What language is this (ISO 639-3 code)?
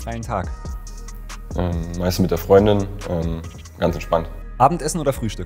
deu